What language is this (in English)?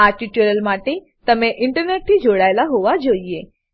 Gujarati